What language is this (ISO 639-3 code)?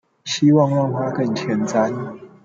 zho